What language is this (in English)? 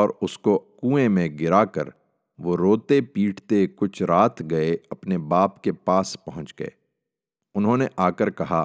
Urdu